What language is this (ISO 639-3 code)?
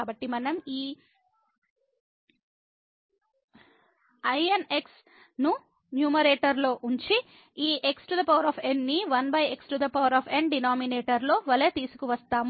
tel